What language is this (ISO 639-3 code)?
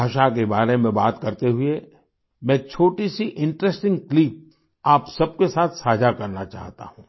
hin